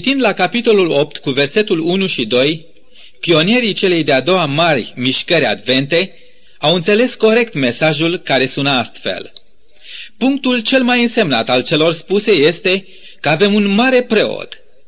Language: Romanian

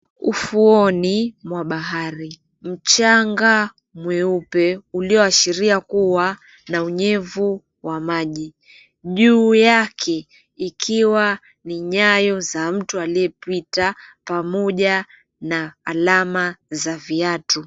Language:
Swahili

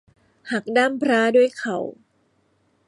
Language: Thai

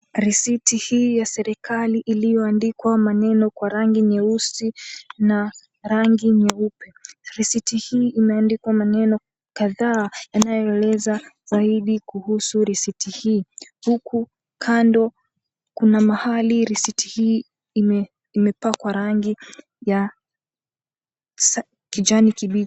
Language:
Swahili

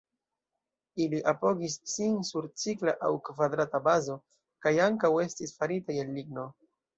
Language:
Esperanto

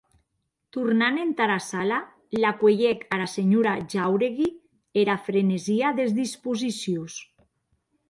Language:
Occitan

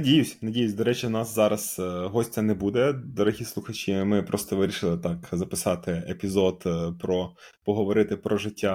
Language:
Ukrainian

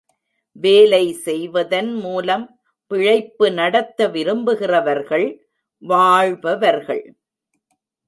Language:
Tamil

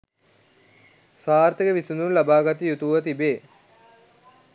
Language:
Sinhala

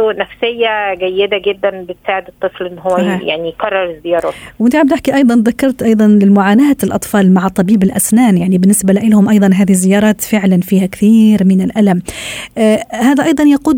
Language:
Arabic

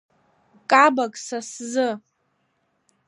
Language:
Abkhazian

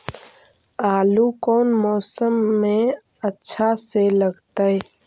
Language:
Magahi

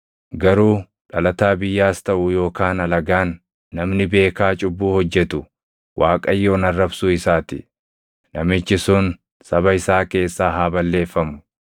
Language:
Oromo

